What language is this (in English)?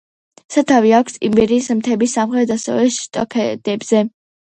Georgian